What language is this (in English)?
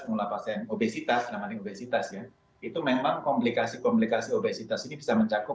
Indonesian